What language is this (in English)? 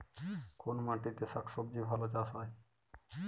Bangla